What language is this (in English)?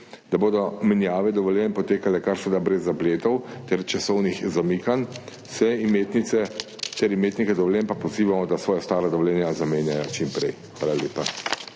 Slovenian